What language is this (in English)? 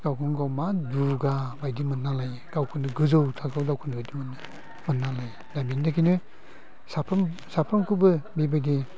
Bodo